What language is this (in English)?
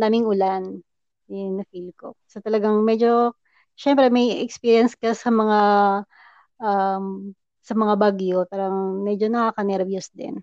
Filipino